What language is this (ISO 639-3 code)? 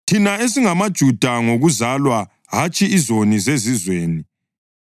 nde